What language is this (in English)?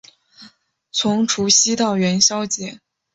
Chinese